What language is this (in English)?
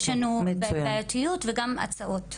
Hebrew